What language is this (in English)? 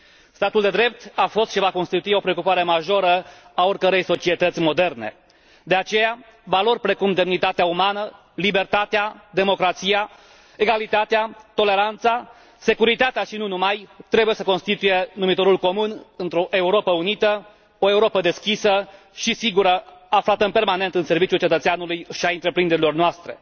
Romanian